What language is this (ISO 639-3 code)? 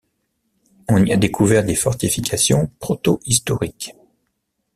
fra